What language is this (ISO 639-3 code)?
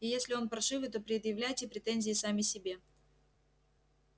rus